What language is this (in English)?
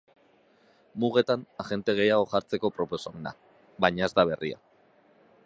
Basque